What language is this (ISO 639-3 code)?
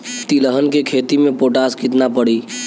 bho